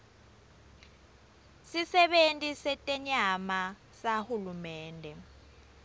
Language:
Swati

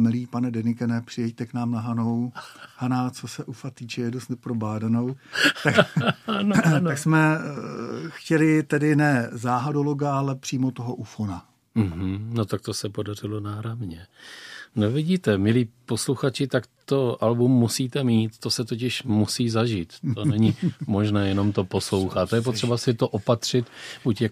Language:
Czech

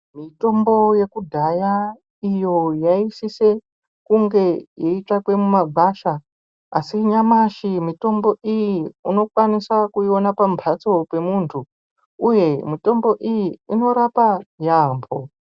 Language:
Ndau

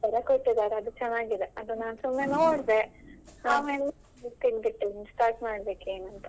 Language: Kannada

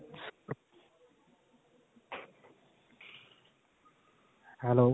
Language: Punjabi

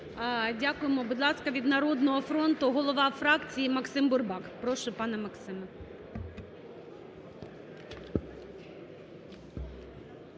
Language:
Ukrainian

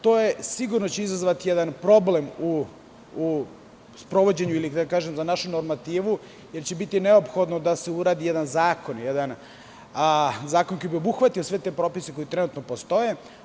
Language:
Serbian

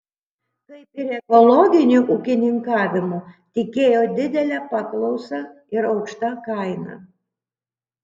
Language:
Lithuanian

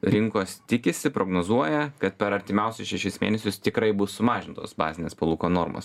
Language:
Lithuanian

